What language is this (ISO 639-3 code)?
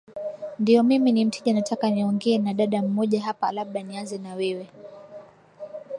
swa